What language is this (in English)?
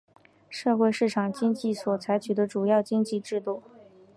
Chinese